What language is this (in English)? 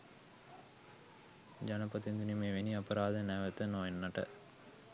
Sinhala